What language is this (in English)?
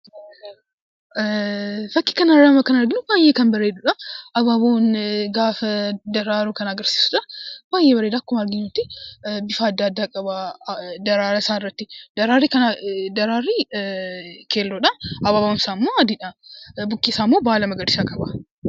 Oromo